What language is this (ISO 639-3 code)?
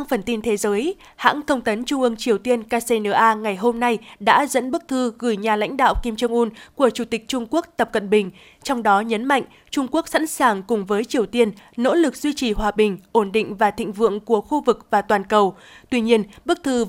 vie